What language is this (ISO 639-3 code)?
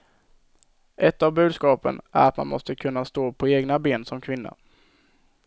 swe